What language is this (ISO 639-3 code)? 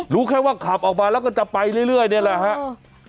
tha